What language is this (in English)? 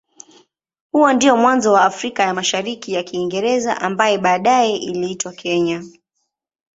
Swahili